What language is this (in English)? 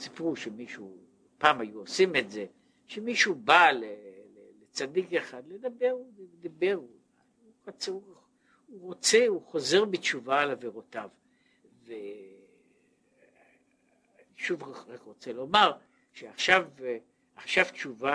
Hebrew